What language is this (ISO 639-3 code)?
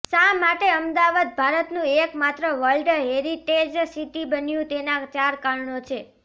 guj